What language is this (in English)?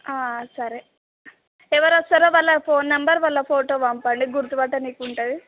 Telugu